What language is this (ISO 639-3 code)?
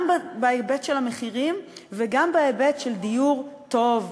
heb